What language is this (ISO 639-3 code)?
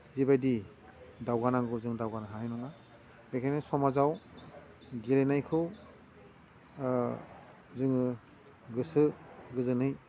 brx